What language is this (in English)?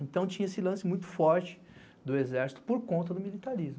Portuguese